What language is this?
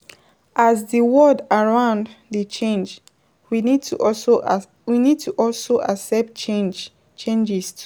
Nigerian Pidgin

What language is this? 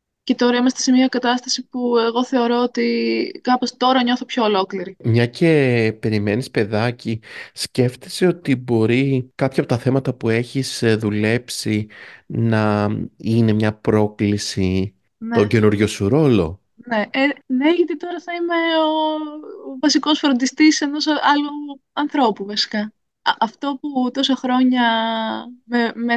Greek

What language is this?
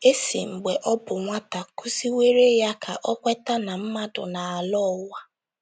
Igbo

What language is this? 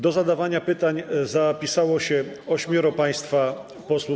Polish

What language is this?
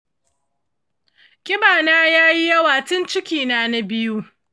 Hausa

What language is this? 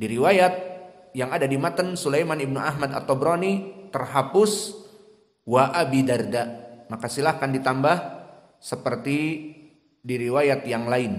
Indonesian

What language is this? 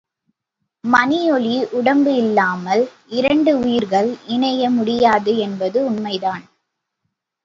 Tamil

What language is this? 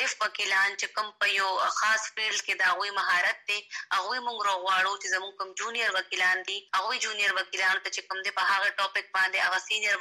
Urdu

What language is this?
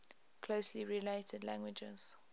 English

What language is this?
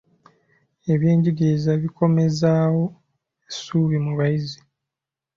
Ganda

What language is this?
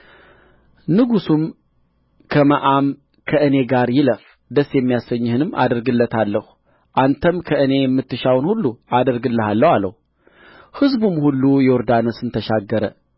Amharic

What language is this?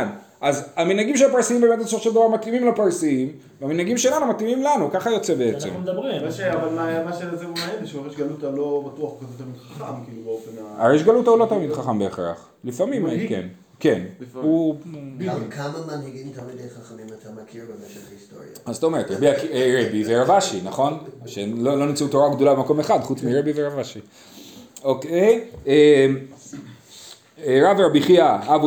Hebrew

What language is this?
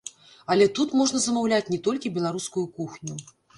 Belarusian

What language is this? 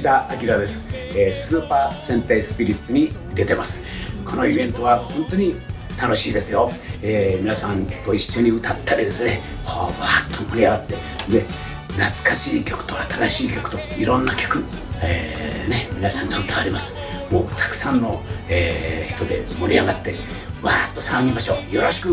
Japanese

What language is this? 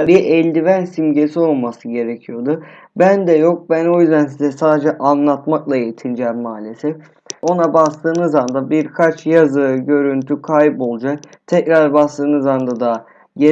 Turkish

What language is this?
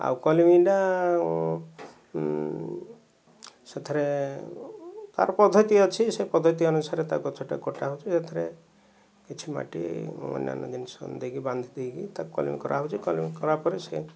Odia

